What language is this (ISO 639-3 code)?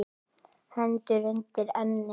isl